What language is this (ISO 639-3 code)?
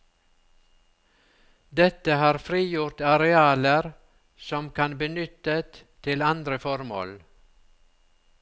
nor